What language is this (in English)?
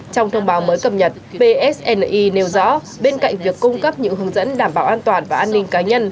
Vietnamese